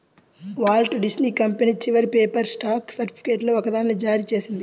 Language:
Telugu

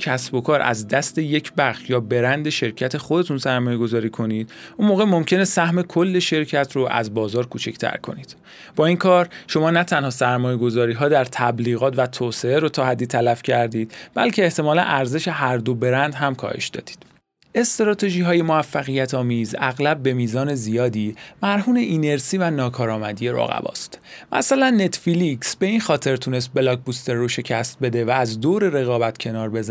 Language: Persian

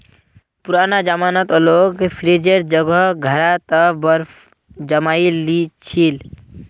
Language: Magahi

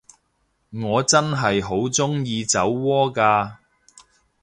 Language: Cantonese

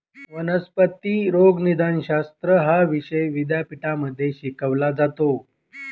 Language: Marathi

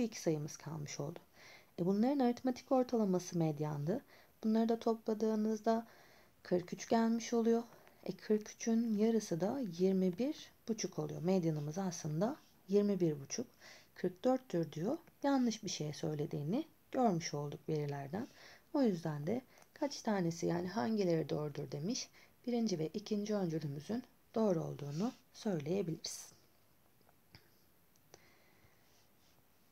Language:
Turkish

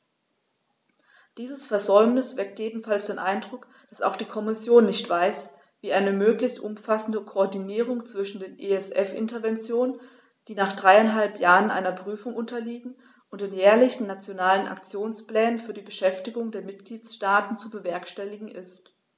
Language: German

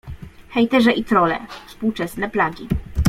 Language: Polish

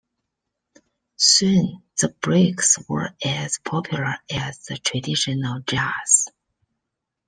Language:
English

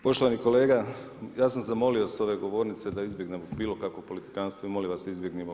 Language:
Croatian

